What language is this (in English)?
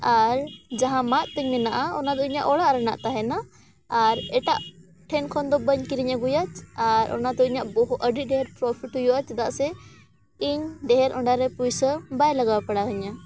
Santali